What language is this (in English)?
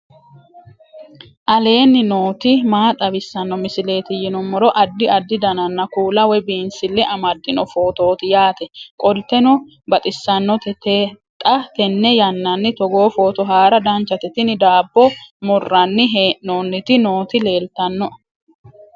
Sidamo